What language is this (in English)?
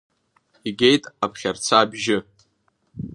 Abkhazian